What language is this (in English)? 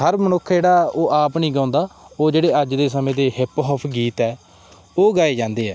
Punjabi